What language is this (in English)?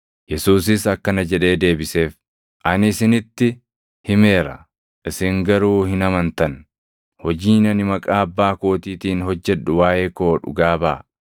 Oromo